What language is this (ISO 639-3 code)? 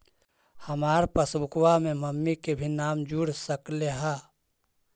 mag